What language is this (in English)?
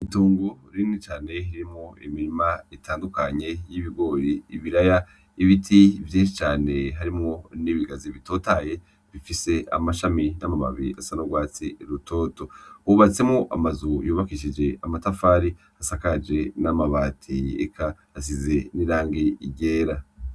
Rundi